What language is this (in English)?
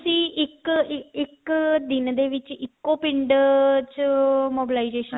Punjabi